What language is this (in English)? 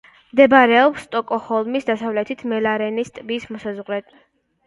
Georgian